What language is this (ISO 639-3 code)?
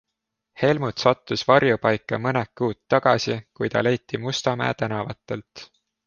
est